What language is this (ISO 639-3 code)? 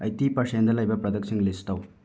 mni